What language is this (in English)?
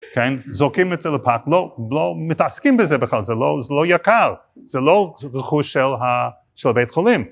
Hebrew